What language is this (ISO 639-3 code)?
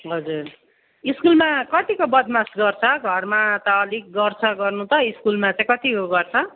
nep